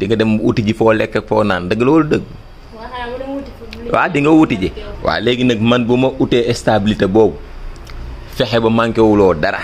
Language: Indonesian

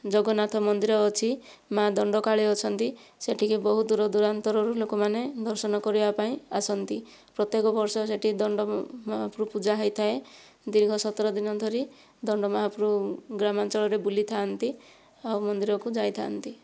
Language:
Odia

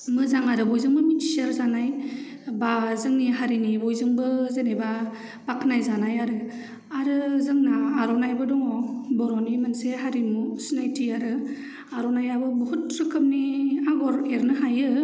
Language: Bodo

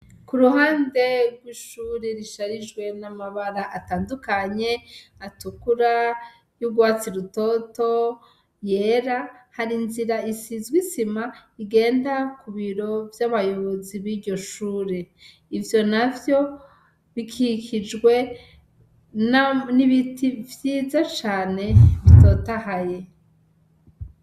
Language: Rundi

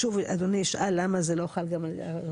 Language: Hebrew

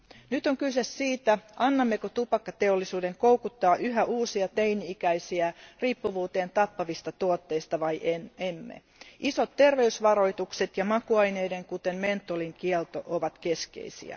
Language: Finnish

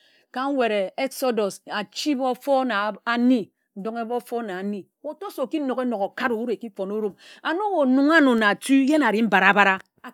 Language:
Ejagham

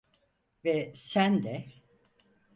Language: Turkish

